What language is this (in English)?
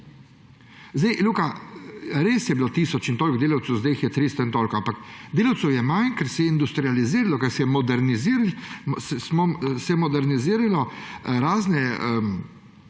Slovenian